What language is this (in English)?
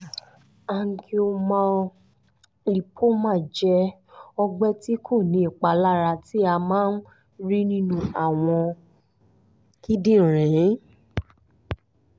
Yoruba